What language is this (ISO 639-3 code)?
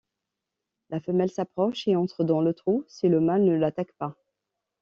fra